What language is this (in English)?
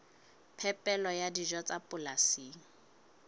Southern Sotho